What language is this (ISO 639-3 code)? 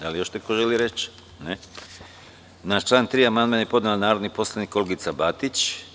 srp